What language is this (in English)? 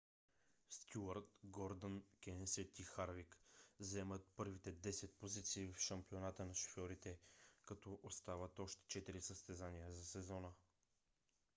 Bulgarian